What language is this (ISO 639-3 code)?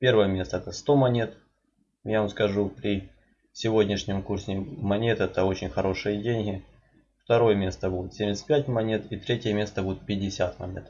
rus